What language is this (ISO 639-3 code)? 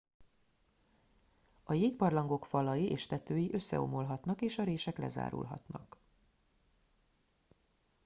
hun